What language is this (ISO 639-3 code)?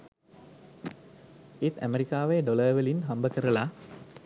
sin